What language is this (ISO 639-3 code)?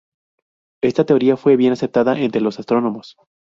spa